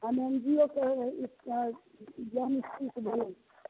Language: Maithili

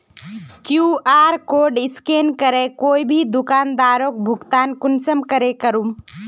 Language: Magahi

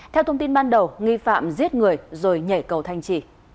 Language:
Vietnamese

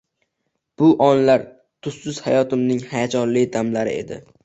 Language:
Uzbek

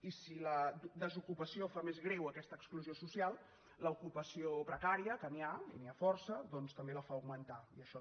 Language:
Catalan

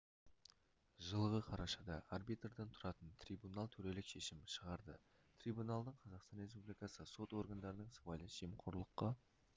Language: Kazakh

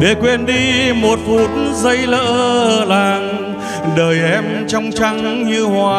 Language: Vietnamese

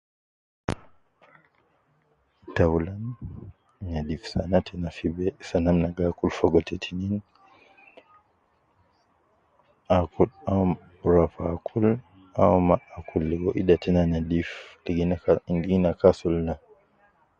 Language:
Nubi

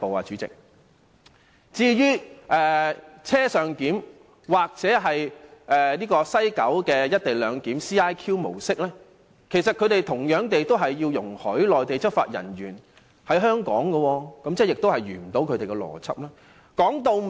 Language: Cantonese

